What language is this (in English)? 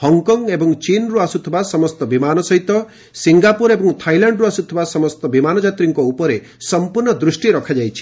Odia